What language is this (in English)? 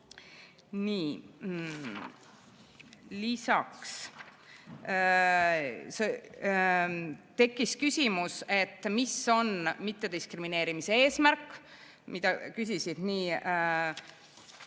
Estonian